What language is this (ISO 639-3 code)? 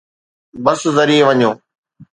snd